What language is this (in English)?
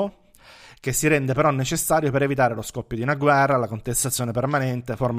Italian